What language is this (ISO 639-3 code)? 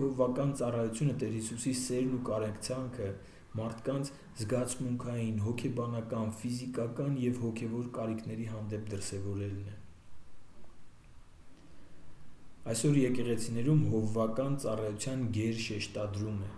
tur